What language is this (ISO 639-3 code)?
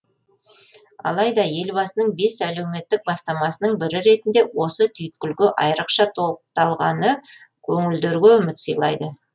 kaz